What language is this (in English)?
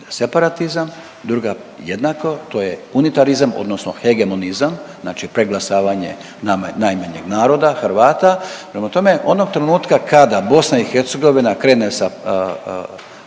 Croatian